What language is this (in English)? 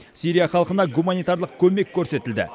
Kazakh